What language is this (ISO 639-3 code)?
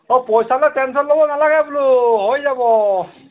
asm